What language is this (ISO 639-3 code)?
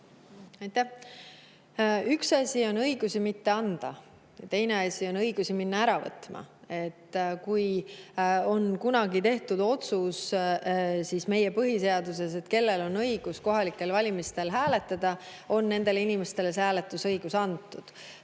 est